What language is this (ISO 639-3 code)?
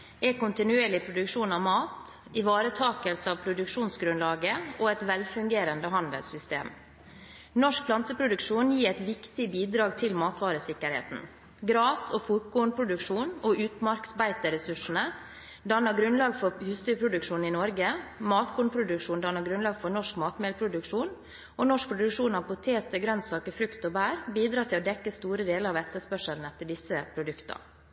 nob